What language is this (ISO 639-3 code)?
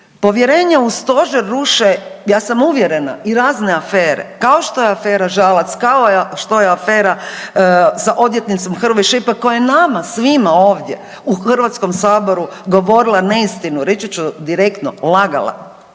hrv